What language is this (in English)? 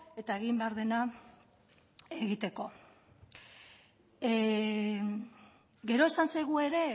Basque